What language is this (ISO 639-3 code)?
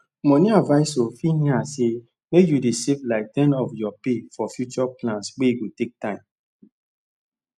pcm